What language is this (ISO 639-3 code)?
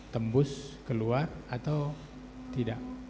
ind